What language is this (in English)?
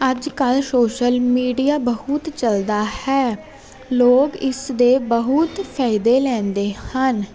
Punjabi